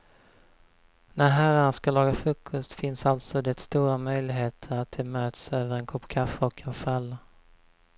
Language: Swedish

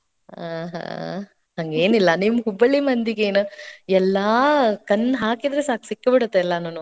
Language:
Kannada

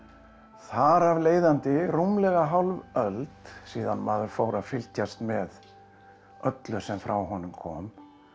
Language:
Icelandic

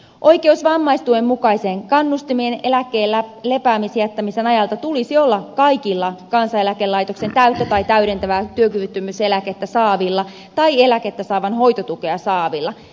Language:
Finnish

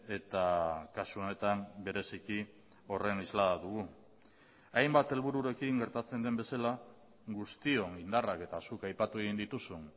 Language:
Basque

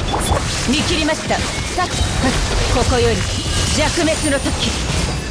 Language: Japanese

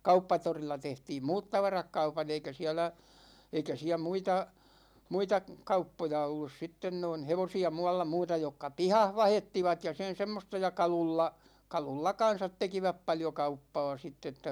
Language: Finnish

